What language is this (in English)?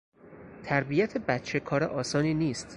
Persian